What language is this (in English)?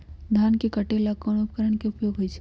Magahi